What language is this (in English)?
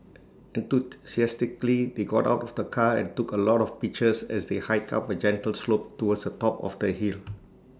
English